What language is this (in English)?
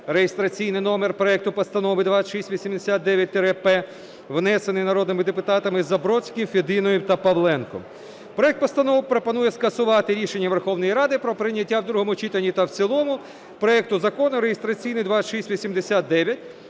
Ukrainian